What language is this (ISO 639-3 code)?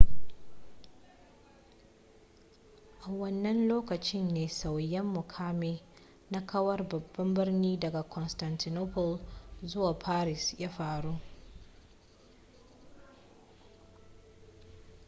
hau